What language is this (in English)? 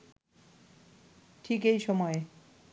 Bangla